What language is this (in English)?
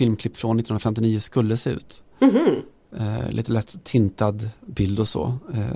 Swedish